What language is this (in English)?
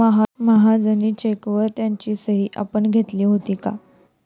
Marathi